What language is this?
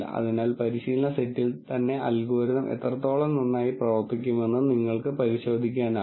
Malayalam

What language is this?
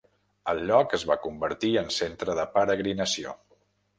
Catalan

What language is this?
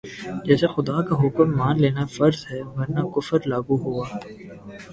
Urdu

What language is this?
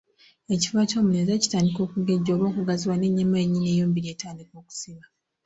Ganda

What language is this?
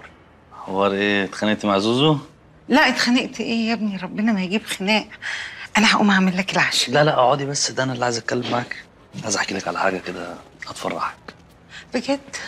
Arabic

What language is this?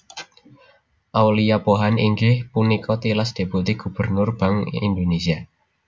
Javanese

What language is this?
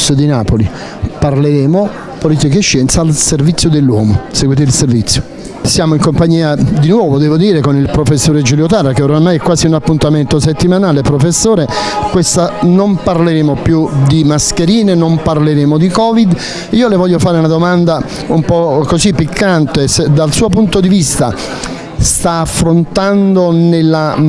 Italian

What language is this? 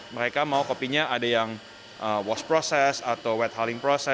Indonesian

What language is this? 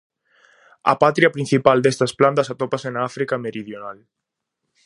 Galician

